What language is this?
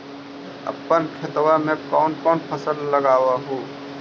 Magahi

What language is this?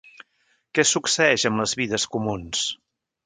Catalan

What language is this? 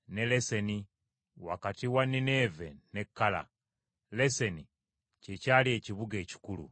Ganda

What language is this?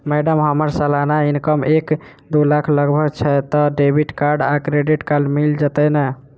Maithili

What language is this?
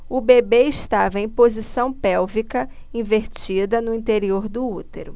Portuguese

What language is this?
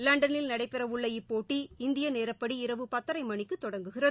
Tamil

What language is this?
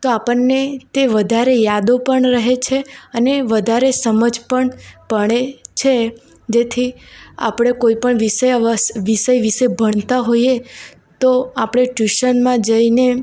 Gujarati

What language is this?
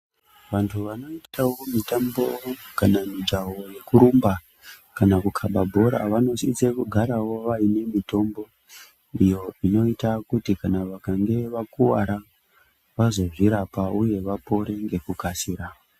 Ndau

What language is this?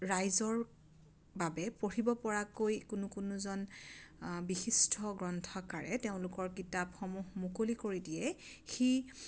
Assamese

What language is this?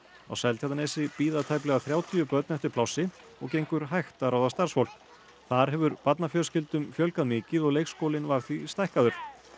Icelandic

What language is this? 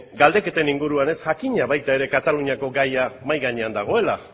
Basque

